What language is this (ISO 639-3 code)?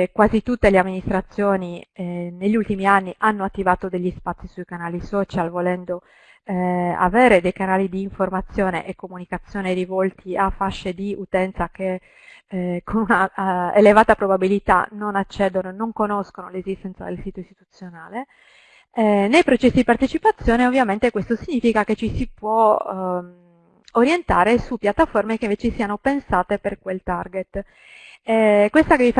ita